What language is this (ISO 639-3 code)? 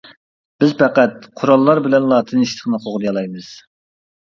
uig